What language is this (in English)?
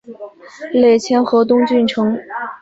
Chinese